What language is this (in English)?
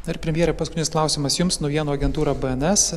Lithuanian